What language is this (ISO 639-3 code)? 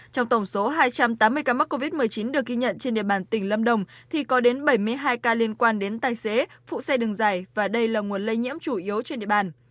vie